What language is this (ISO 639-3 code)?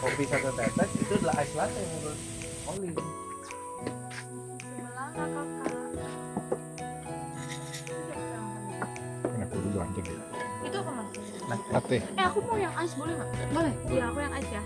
ind